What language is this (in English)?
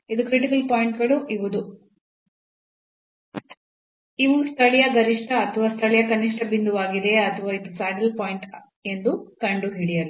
Kannada